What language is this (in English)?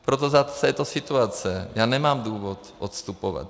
Czech